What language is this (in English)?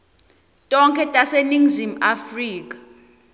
Swati